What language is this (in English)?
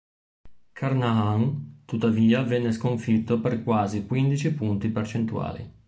Italian